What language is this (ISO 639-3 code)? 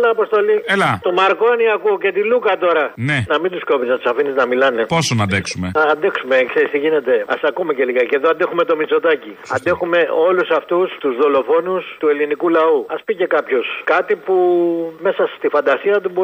ell